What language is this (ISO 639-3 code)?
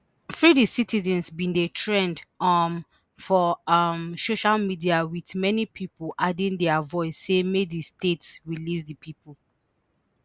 pcm